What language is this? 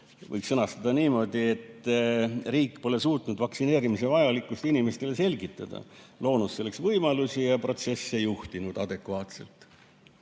Estonian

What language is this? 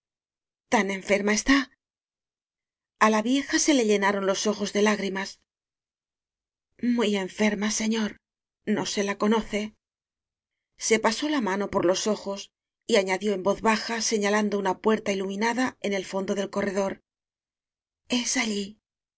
Spanish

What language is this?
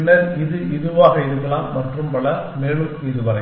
Tamil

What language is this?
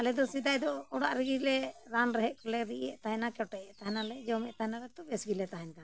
Santali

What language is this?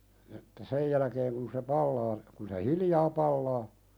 Finnish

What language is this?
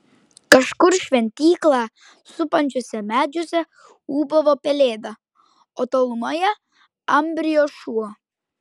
Lithuanian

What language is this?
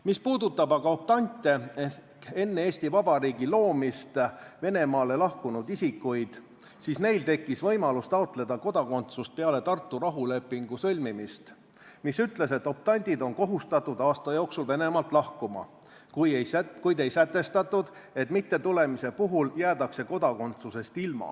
Estonian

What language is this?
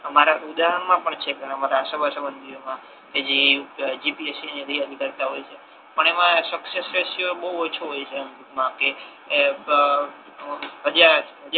Gujarati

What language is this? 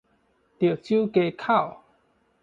Min Nan Chinese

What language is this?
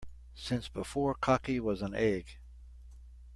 English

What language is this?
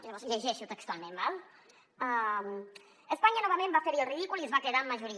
Catalan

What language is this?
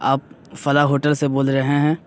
Urdu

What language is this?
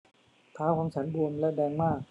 Thai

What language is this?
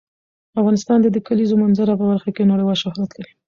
Pashto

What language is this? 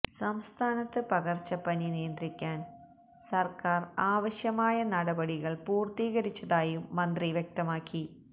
Malayalam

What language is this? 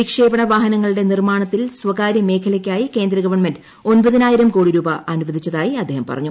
Malayalam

